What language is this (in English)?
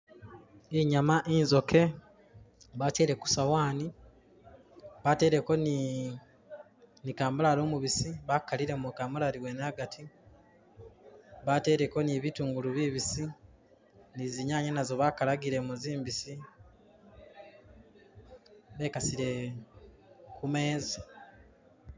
Masaaba